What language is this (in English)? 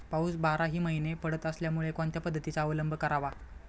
Marathi